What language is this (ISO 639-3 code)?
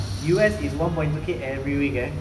eng